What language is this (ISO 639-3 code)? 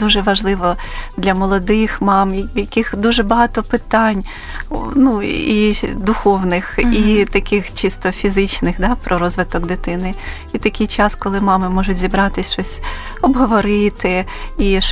ukr